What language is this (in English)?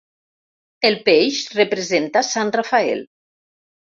Catalan